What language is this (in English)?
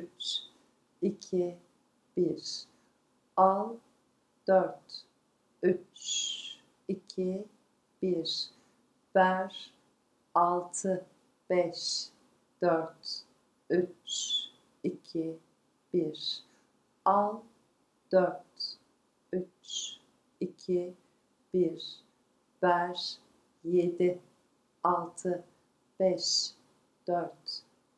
Turkish